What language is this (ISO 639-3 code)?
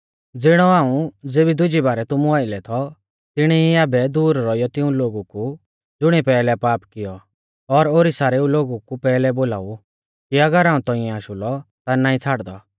bfz